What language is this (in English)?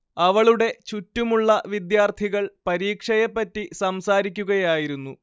Malayalam